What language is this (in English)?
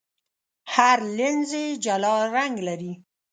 Pashto